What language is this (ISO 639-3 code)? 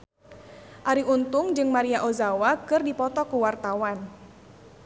sun